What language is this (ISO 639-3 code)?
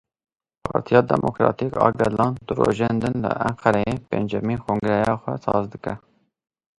kur